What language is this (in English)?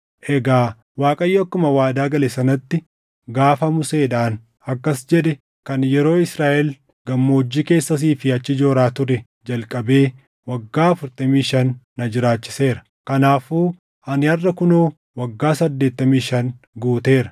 Oromo